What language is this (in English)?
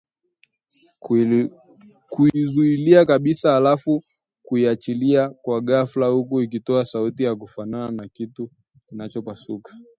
Swahili